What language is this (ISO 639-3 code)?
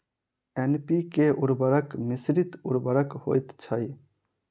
mai